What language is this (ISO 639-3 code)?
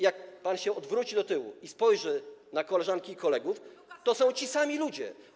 pol